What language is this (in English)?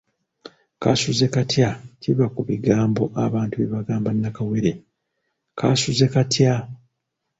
Ganda